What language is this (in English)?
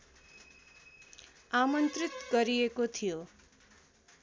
Nepali